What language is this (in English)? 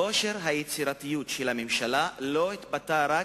Hebrew